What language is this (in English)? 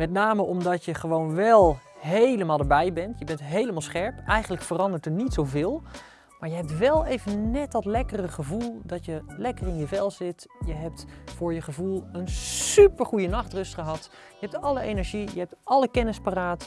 Dutch